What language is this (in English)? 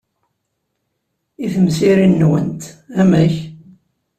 Kabyle